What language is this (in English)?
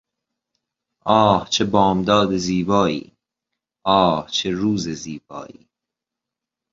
Persian